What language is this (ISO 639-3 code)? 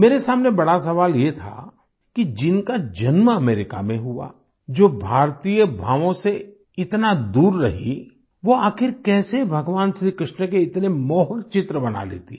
hin